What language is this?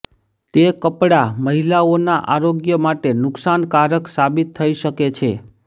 Gujarati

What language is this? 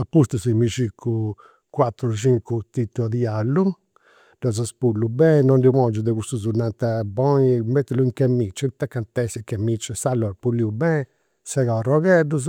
Campidanese Sardinian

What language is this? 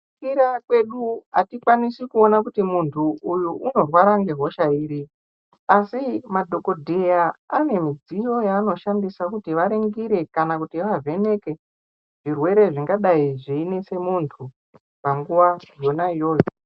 Ndau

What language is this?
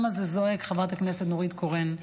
Hebrew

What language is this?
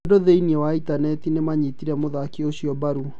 Kikuyu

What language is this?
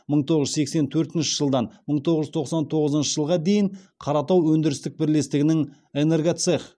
Kazakh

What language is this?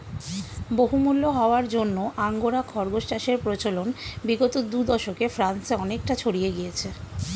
Bangla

